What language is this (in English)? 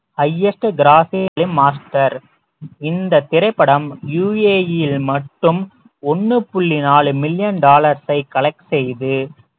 Tamil